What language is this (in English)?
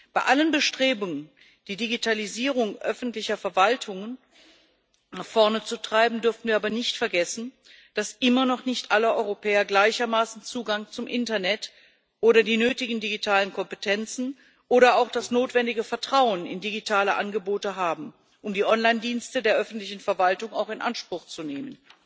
German